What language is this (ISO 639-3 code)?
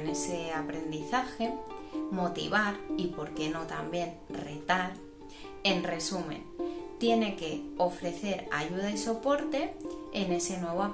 spa